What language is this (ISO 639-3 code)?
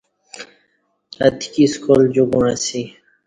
bsh